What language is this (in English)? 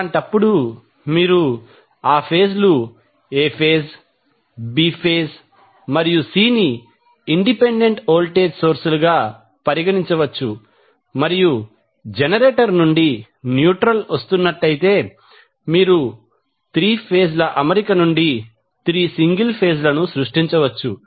Telugu